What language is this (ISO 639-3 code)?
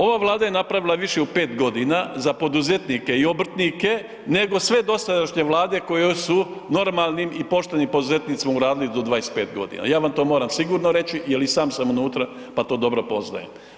hrv